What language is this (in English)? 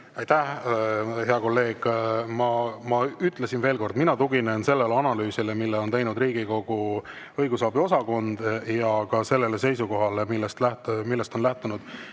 Estonian